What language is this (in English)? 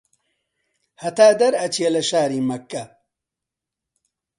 Central Kurdish